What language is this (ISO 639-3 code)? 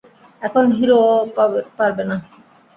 ben